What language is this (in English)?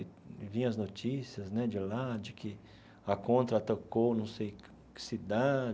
Portuguese